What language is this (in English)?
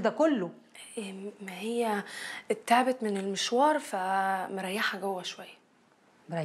Arabic